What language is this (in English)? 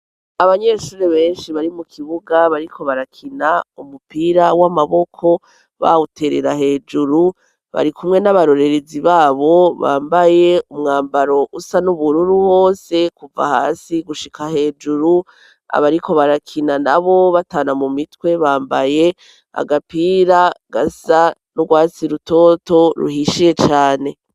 Rundi